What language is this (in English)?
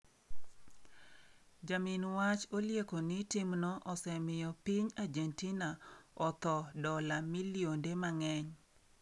Luo (Kenya and Tanzania)